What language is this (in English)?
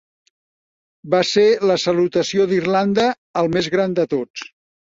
Catalan